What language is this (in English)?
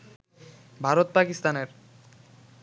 Bangla